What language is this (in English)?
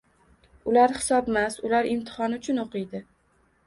Uzbek